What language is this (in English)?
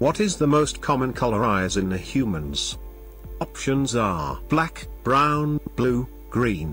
English